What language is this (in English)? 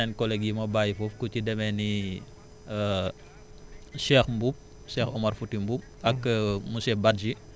Wolof